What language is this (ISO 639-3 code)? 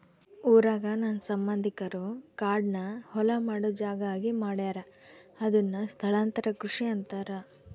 kan